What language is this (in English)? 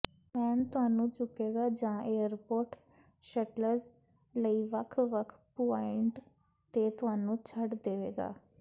Punjabi